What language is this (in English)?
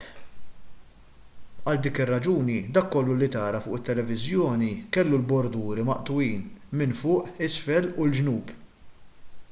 Maltese